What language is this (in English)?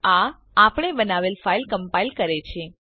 Gujarati